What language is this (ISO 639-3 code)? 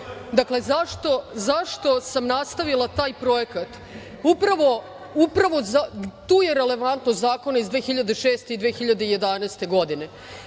srp